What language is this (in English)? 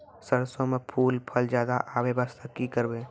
Maithili